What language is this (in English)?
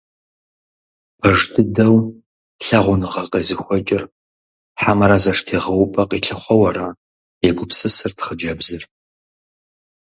Kabardian